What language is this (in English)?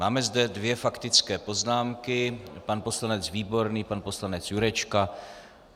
Czech